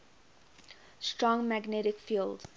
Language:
English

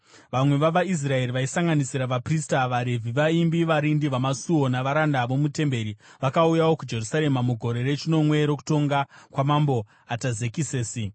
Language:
Shona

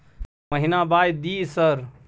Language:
Maithili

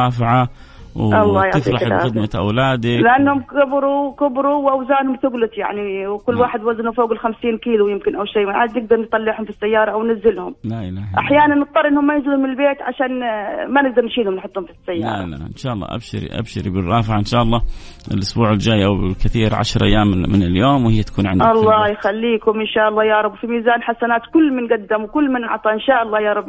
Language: Arabic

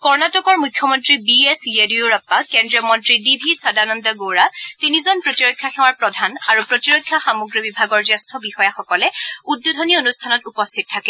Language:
Assamese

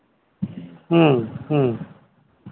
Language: Santali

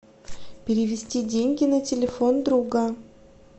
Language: Russian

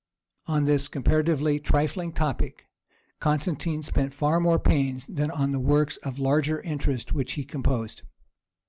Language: English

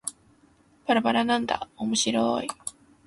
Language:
Japanese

